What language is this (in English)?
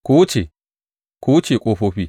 Hausa